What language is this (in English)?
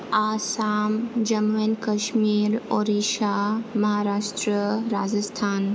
Bodo